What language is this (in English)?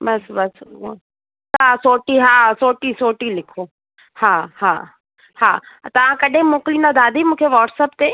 Sindhi